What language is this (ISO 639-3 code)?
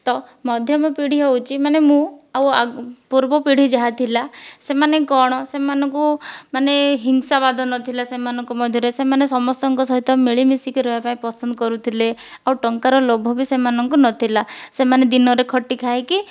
ori